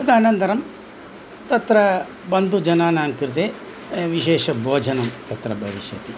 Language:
Sanskrit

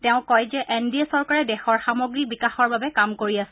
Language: Assamese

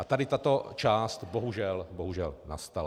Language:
Czech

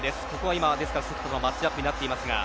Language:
Japanese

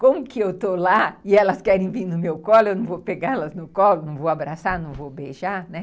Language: Portuguese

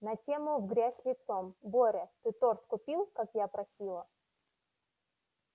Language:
Russian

